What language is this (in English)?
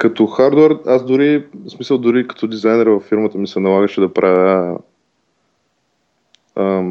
Bulgarian